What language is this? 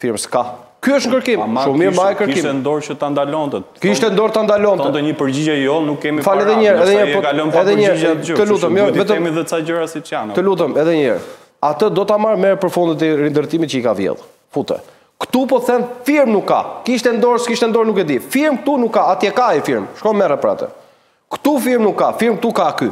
Romanian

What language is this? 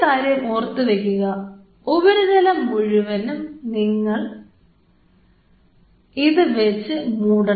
Malayalam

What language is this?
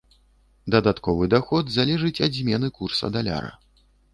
Belarusian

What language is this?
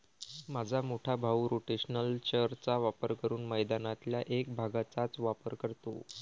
Marathi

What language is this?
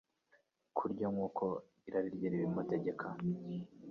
Kinyarwanda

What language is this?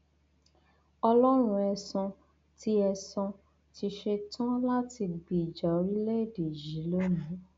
Yoruba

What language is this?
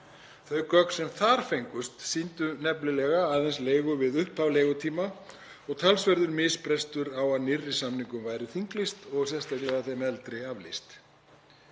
Icelandic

